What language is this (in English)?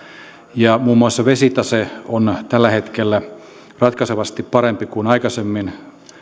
Finnish